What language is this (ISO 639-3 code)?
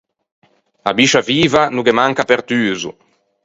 lij